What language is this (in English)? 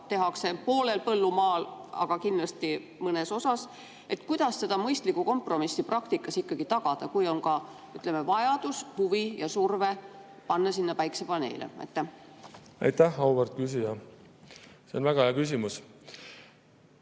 Estonian